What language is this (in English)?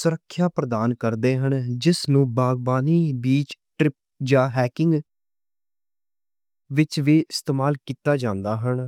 Western Panjabi